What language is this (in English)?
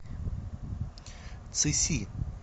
Russian